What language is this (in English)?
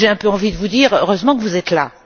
French